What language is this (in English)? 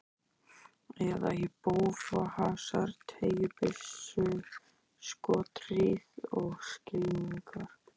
Icelandic